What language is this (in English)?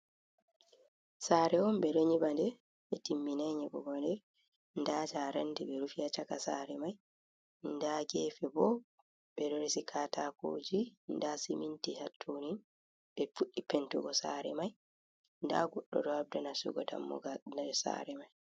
Fula